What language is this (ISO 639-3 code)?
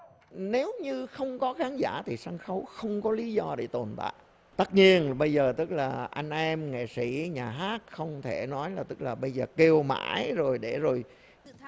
vie